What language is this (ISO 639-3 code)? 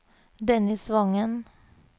nor